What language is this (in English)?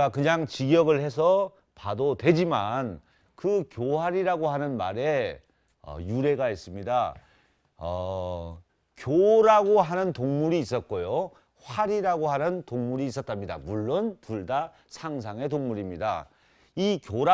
Korean